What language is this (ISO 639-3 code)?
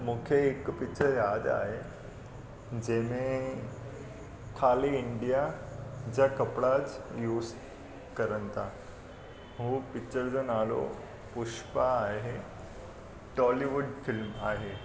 snd